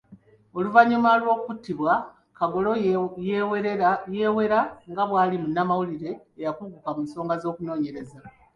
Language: Ganda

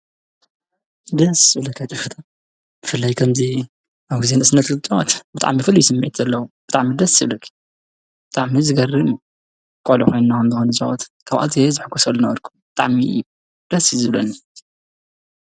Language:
Tigrinya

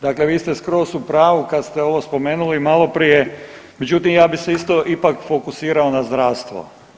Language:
Croatian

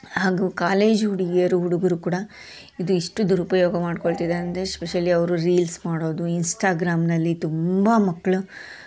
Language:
Kannada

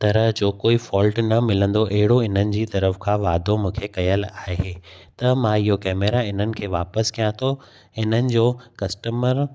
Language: Sindhi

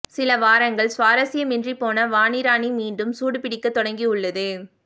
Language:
Tamil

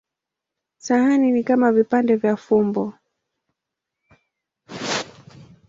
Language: Swahili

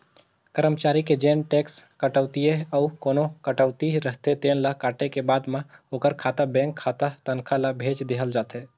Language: Chhattisgarhi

